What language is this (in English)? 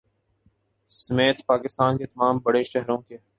Urdu